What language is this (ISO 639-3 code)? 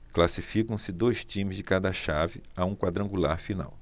por